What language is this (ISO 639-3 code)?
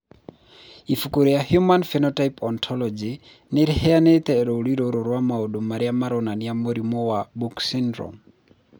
kik